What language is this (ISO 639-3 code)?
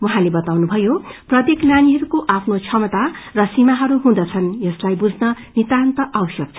nep